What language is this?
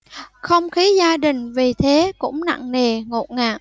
Vietnamese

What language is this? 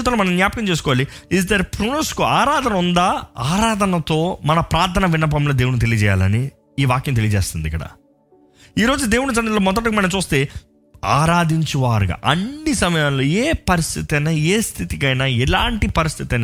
Telugu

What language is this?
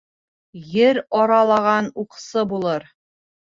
Bashkir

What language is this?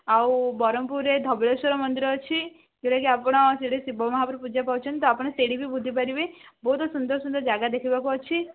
Odia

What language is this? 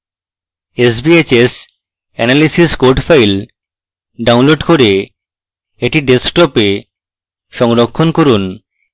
Bangla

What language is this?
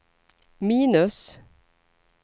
Swedish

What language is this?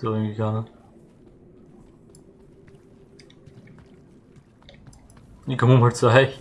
German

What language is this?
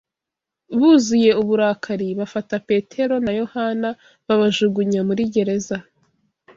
Kinyarwanda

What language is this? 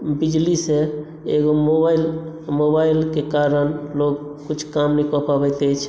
Maithili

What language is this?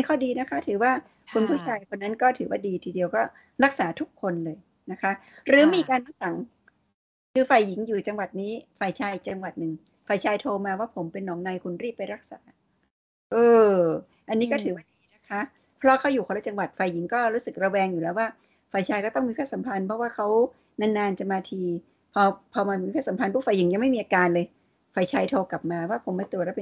Thai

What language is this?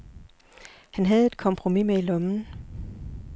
Danish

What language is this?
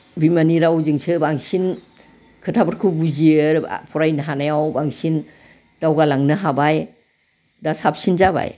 Bodo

